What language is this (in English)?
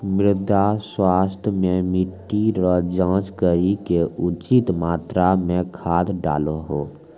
Maithili